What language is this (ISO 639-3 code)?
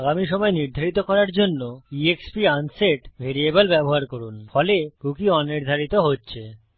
ben